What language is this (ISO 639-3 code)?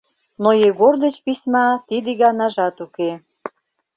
chm